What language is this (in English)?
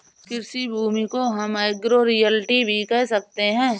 Hindi